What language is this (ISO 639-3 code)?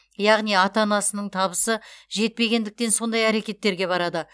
kaz